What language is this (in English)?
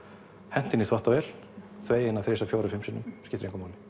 Icelandic